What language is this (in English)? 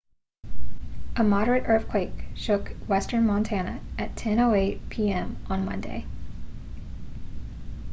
English